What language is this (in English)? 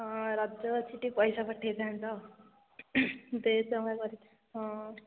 Odia